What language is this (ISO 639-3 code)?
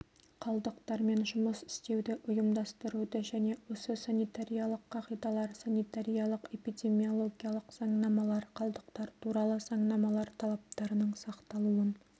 kaz